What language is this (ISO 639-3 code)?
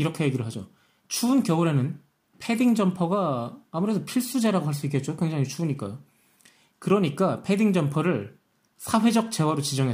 kor